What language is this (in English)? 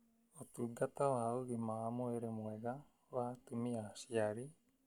Kikuyu